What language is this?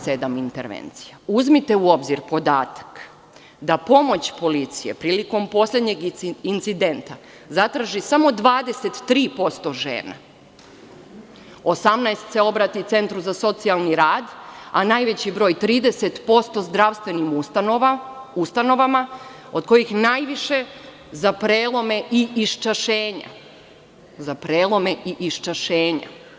Serbian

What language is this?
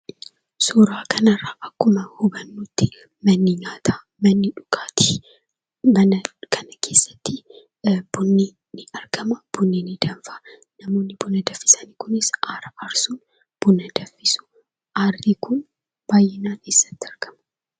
Oromo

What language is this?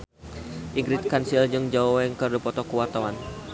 Sundanese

